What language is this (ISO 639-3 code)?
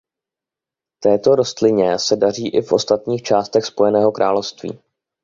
ces